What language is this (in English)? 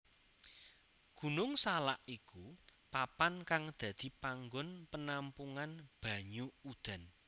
Javanese